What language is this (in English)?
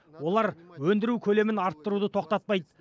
Kazakh